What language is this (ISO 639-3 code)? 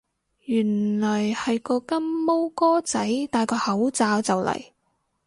yue